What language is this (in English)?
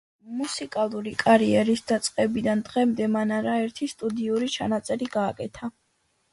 Georgian